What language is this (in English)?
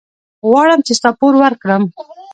Pashto